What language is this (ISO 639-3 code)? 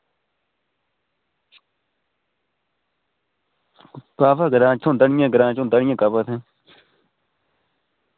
doi